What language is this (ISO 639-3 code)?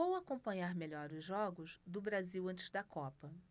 por